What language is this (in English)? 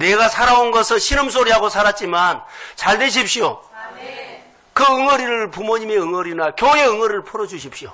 Korean